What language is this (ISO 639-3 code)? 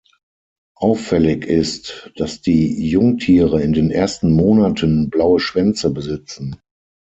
deu